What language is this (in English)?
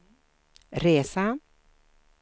Swedish